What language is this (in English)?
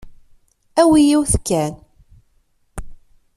Kabyle